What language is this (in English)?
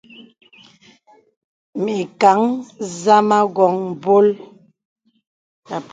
Bebele